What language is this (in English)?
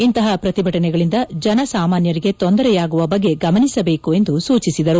Kannada